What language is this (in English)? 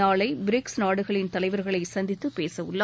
Tamil